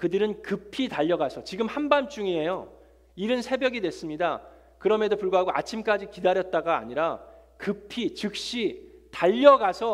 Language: Korean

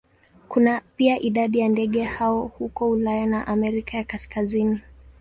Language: Swahili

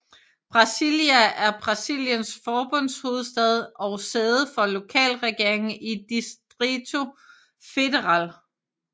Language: Danish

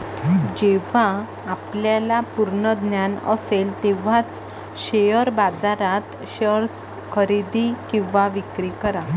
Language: Marathi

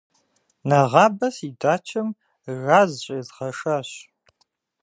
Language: Kabardian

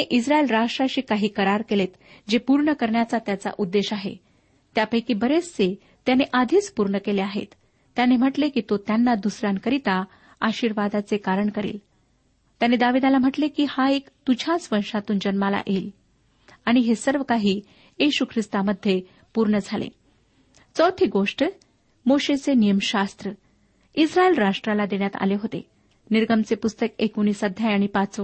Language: Marathi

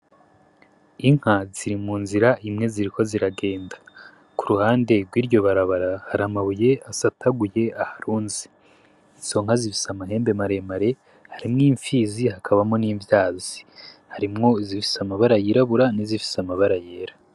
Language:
Rundi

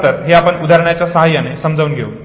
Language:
Marathi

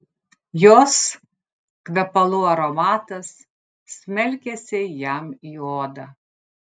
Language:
Lithuanian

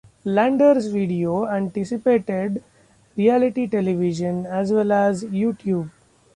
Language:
English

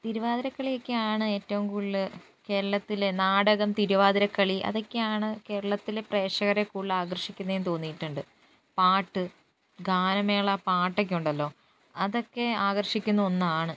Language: Malayalam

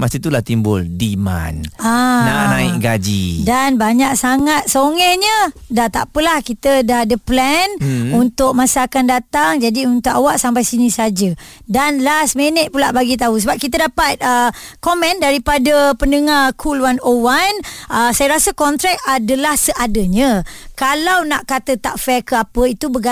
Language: Malay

